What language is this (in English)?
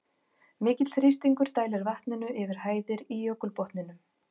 Icelandic